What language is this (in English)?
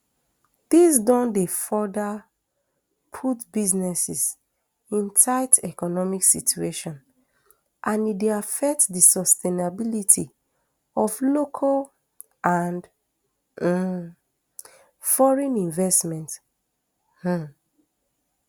Nigerian Pidgin